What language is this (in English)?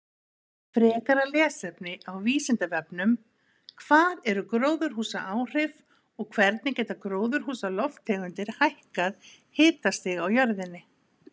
Icelandic